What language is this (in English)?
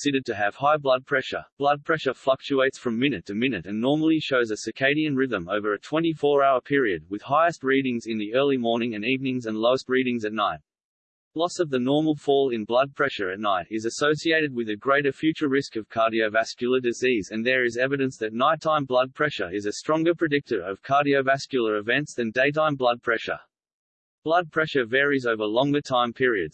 English